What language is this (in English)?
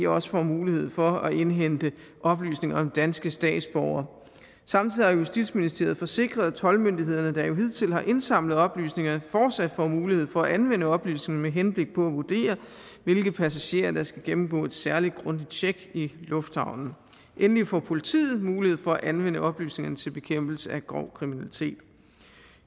Danish